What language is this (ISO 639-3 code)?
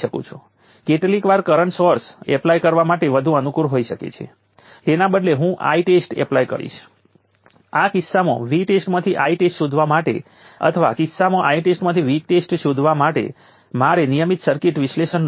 guj